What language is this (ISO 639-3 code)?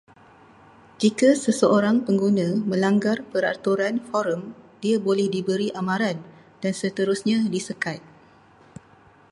msa